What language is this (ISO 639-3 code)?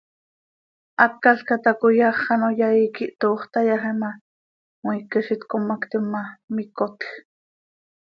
sei